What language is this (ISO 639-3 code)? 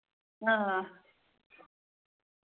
doi